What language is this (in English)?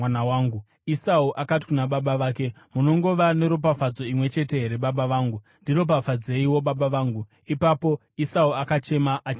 Shona